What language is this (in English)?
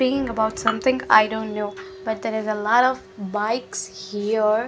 English